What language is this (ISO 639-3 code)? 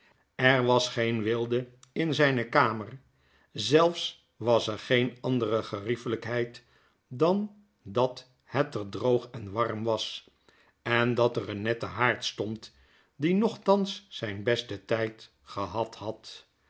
nld